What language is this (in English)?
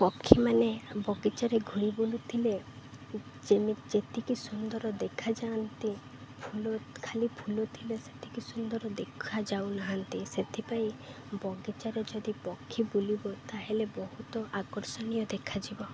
Odia